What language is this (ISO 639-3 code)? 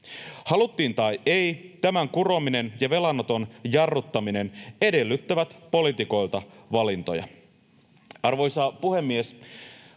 fin